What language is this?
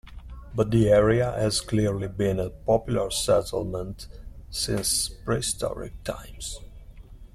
English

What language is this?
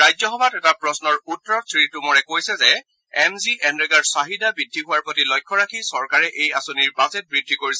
Assamese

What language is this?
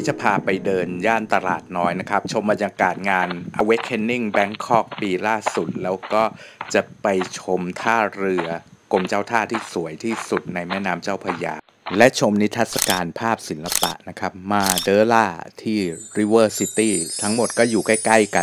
Thai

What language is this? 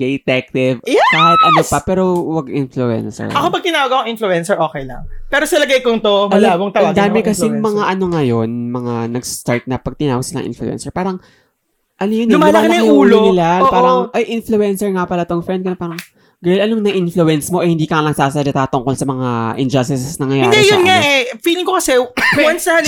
Filipino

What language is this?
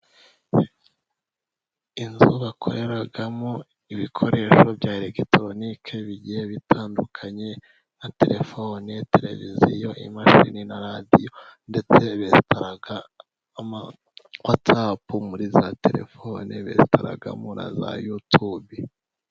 Kinyarwanda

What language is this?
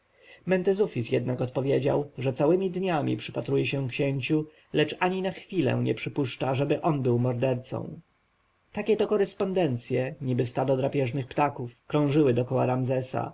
Polish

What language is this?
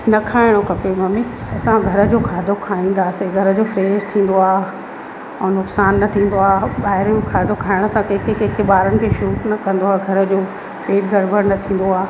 Sindhi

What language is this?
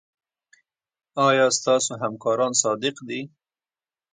Pashto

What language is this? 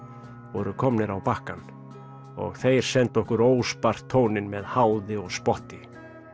Icelandic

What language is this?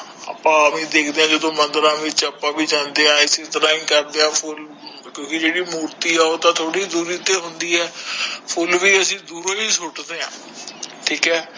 Punjabi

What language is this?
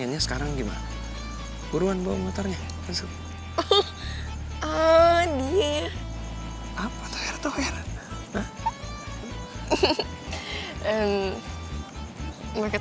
Indonesian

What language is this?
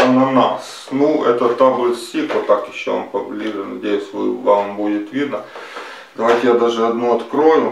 Russian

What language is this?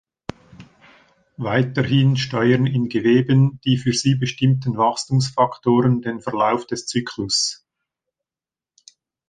German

